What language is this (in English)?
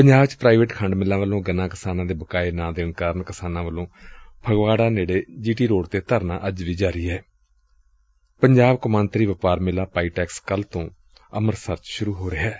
Punjabi